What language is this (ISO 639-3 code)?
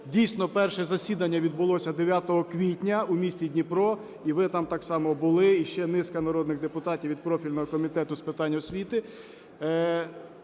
ukr